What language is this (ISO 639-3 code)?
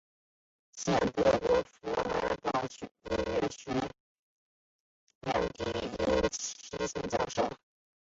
zho